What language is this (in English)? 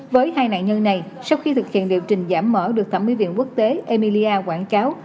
Vietnamese